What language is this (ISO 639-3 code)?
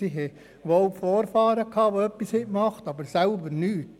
gsw